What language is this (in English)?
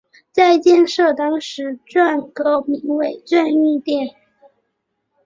Chinese